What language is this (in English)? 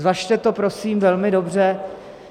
Czech